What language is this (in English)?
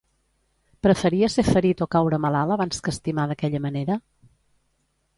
Catalan